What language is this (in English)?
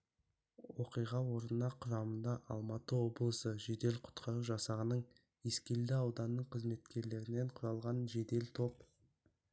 Kazakh